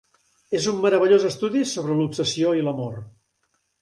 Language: Catalan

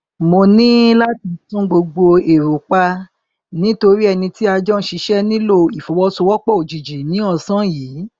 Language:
Yoruba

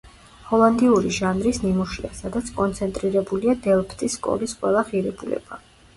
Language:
Georgian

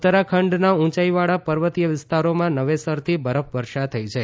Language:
Gujarati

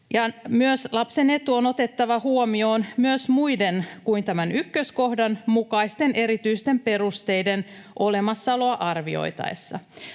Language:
Finnish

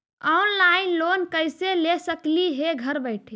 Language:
Magahi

